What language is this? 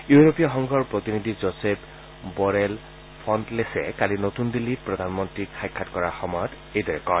Assamese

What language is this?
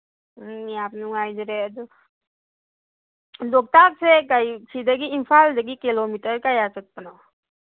Manipuri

